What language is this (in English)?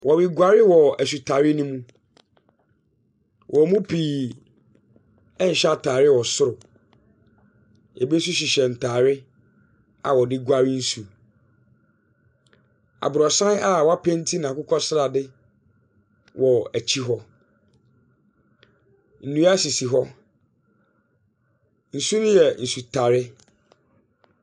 Akan